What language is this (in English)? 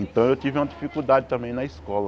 Portuguese